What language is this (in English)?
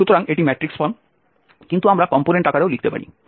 Bangla